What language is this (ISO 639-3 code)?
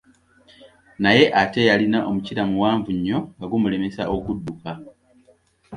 lug